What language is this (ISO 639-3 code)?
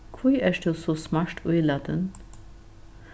fao